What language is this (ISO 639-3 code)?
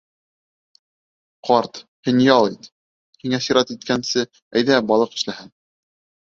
bak